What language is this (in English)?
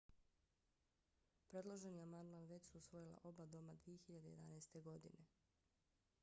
Bosnian